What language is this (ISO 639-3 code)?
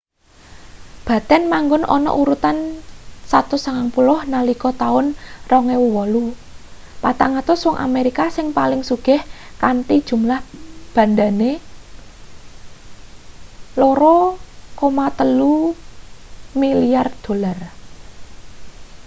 jav